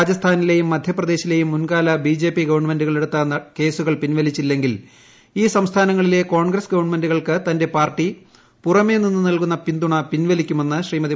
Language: Malayalam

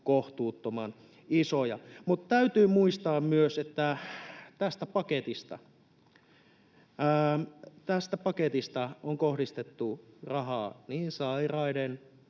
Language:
Finnish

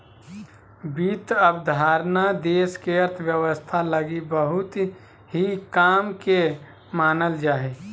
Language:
Magahi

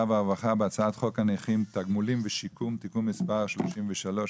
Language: Hebrew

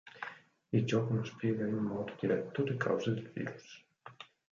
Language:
Italian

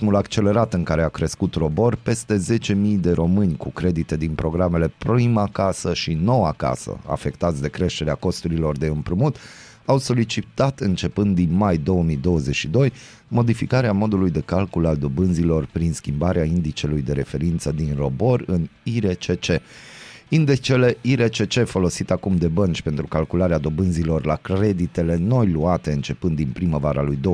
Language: Romanian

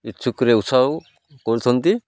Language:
Odia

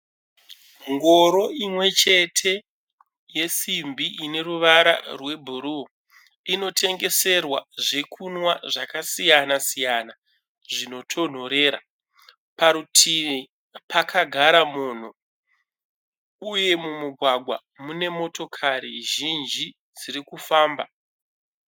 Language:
Shona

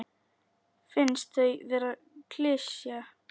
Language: Icelandic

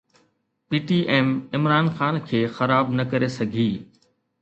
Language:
Sindhi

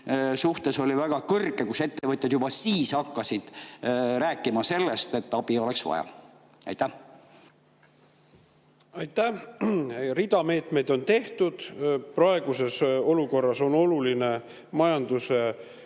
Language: Estonian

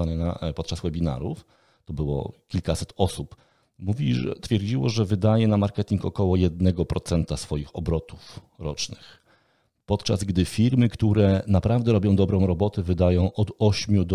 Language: Polish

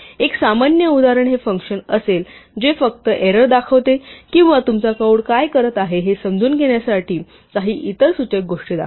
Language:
Marathi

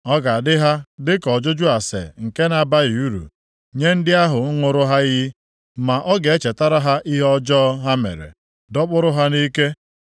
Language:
Igbo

